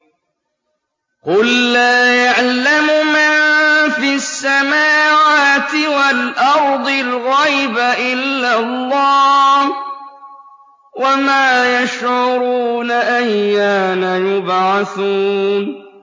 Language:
Arabic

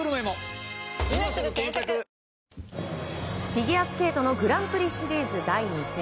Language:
Japanese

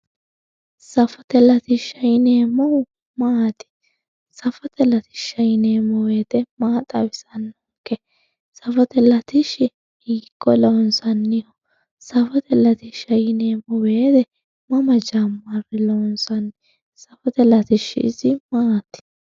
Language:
Sidamo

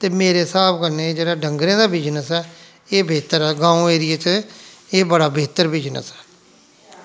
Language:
Dogri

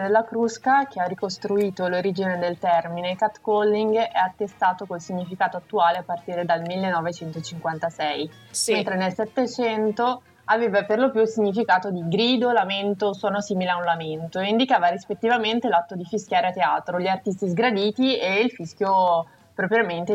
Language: Italian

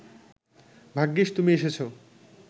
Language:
Bangla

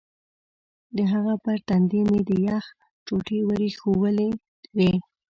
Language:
Pashto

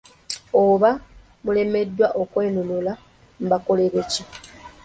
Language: Ganda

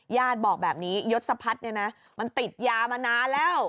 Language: Thai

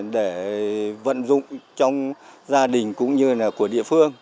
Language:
Vietnamese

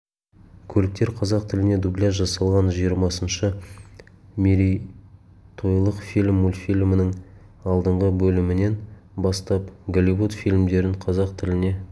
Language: Kazakh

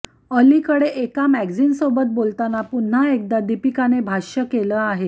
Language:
Marathi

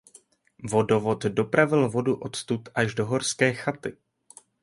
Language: Czech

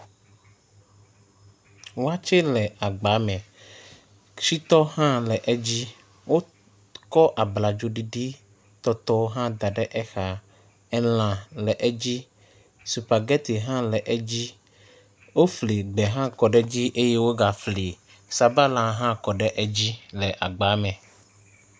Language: Ewe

